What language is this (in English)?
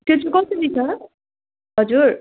Nepali